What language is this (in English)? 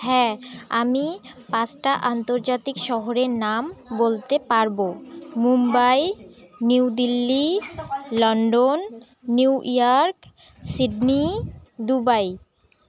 Bangla